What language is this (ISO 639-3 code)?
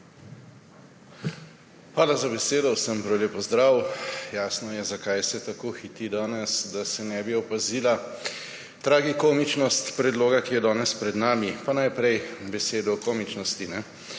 slv